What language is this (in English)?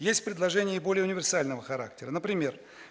Russian